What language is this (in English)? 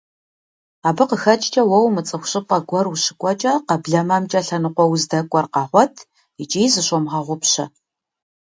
Kabardian